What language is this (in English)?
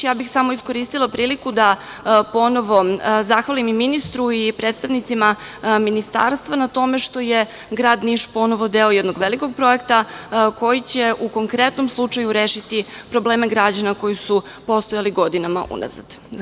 Serbian